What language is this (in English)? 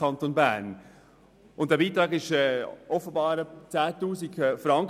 Swiss German